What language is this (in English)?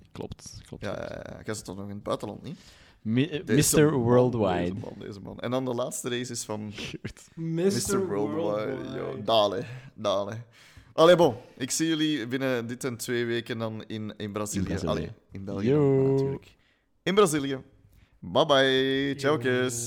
Dutch